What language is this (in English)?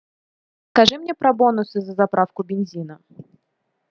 Russian